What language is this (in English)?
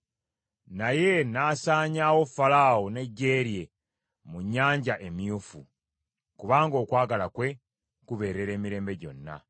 Ganda